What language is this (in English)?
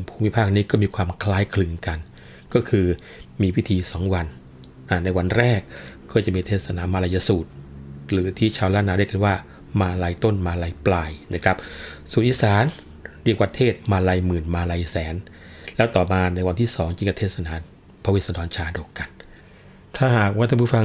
Thai